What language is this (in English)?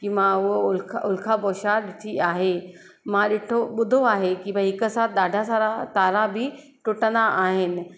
Sindhi